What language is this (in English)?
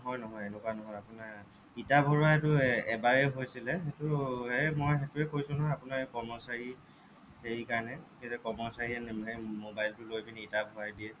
Assamese